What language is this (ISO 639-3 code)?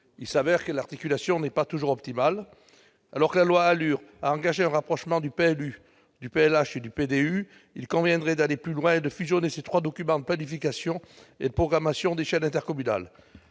fra